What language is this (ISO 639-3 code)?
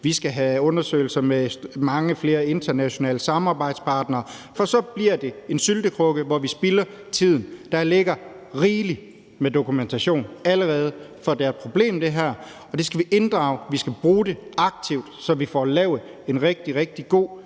dan